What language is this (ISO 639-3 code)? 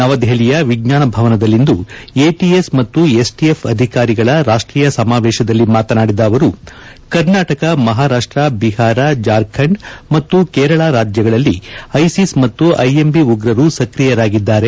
kan